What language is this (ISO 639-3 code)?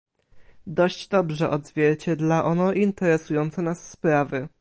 pol